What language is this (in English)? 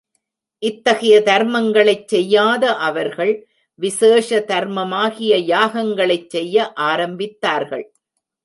Tamil